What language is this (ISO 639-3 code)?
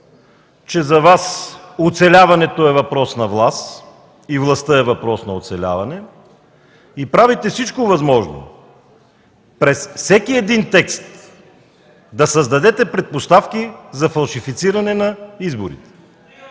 bul